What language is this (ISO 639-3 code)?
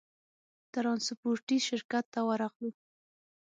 pus